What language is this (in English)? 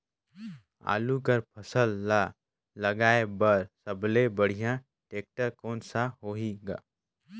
Chhattisgarhi